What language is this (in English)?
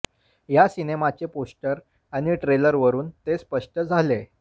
Marathi